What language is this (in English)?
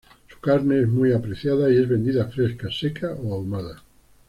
Spanish